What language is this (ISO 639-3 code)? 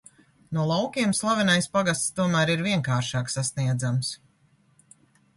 lav